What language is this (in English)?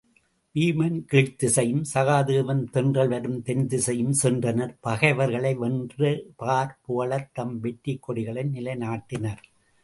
Tamil